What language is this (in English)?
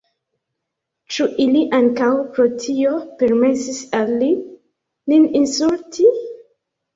Esperanto